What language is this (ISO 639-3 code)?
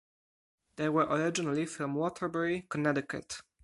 eng